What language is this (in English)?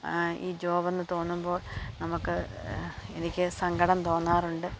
Malayalam